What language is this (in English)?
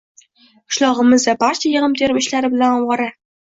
Uzbek